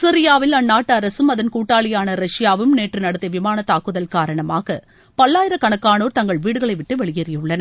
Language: Tamil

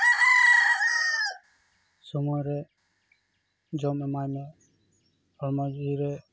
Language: Santali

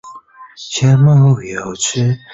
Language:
Chinese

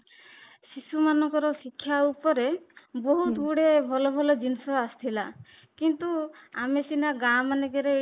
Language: Odia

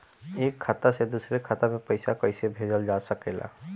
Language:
Bhojpuri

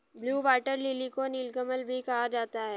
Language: Hindi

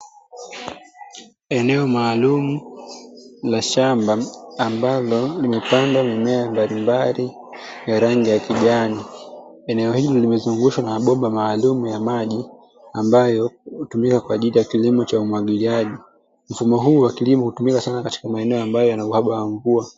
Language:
Swahili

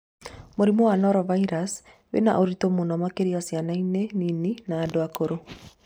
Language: Kikuyu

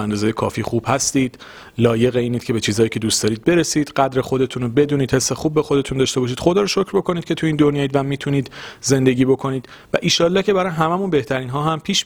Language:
Persian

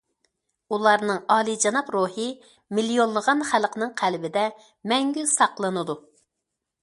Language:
Uyghur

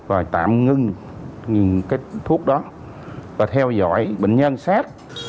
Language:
Vietnamese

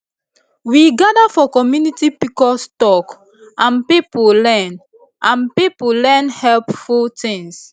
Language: Nigerian Pidgin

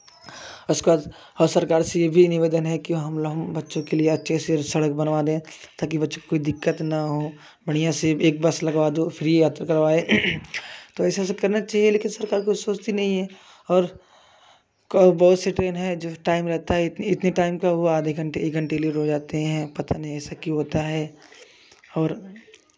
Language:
Hindi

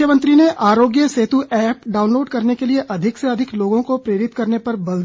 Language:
Hindi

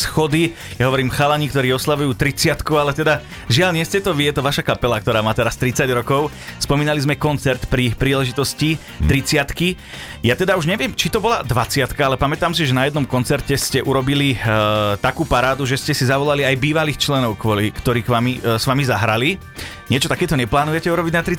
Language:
Slovak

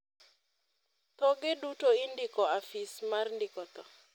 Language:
Luo (Kenya and Tanzania)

